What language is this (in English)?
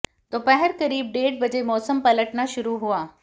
Hindi